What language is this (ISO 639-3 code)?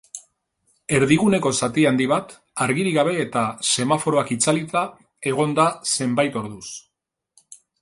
eus